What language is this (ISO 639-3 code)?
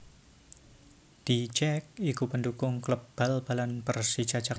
jav